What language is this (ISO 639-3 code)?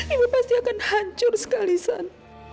ind